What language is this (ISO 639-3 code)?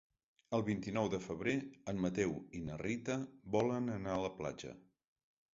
cat